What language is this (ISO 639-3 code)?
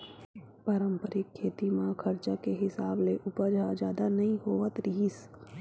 hne